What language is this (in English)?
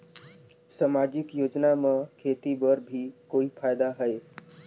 Chhattisgarhi